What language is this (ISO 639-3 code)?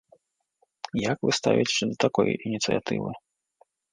bel